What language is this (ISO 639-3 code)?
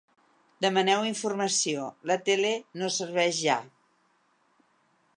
cat